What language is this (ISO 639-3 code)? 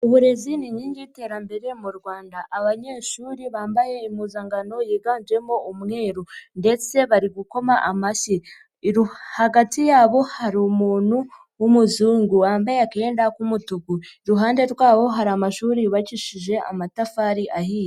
kin